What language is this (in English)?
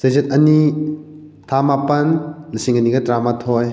Manipuri